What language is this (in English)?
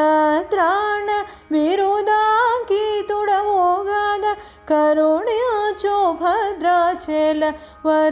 Telugu